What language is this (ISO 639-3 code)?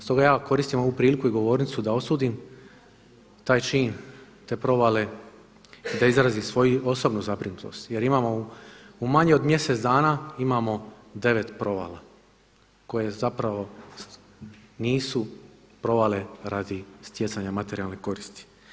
hrv